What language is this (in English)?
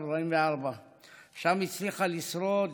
Hebrew